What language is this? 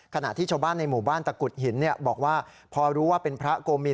Thai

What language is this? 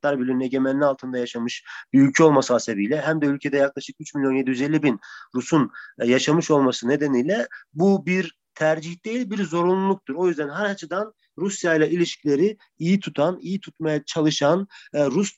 Turkish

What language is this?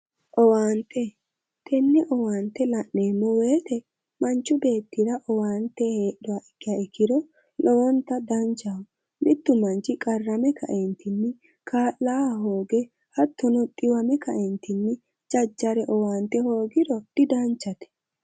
Sidamo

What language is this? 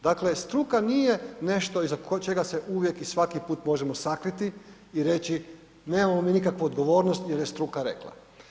Croatian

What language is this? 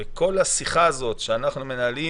Hebrew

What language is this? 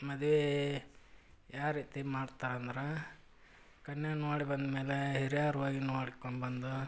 Kannada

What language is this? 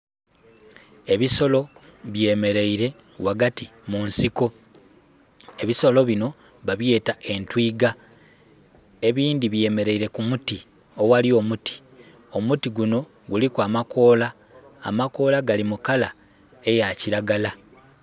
Soga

